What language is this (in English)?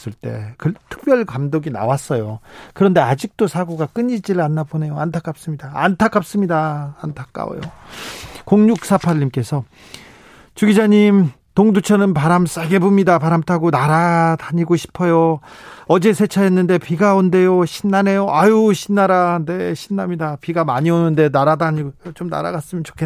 Korean